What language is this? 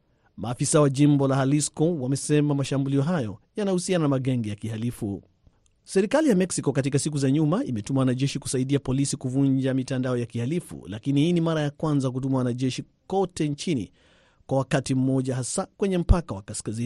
Swahili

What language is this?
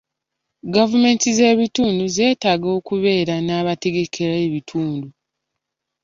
Ganda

